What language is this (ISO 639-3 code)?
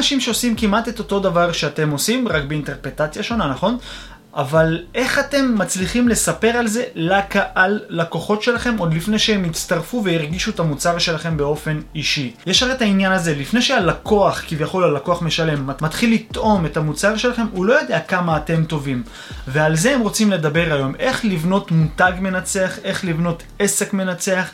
heb